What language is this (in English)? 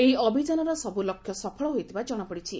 Odia